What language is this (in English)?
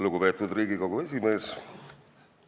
Estonian